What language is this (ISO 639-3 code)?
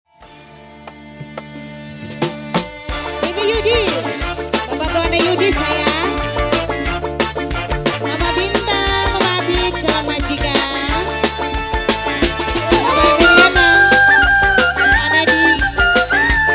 ind